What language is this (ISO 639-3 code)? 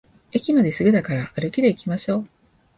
jpn